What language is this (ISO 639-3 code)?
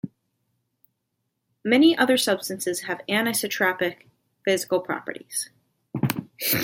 eng